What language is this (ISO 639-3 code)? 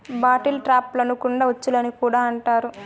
tel